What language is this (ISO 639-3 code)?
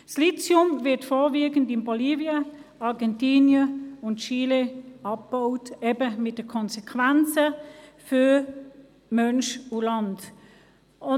gsw